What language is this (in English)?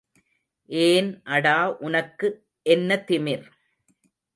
Tamil